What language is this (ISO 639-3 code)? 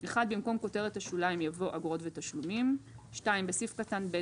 heb